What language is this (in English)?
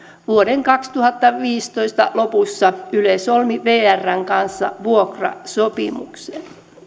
Finnish